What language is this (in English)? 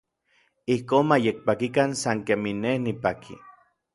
Orizaba Nahuatl